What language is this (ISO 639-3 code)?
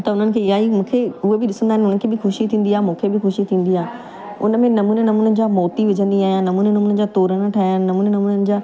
snd